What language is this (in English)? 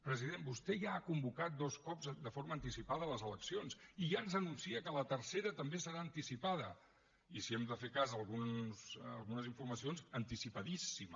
Catalan